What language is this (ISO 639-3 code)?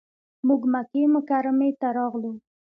pus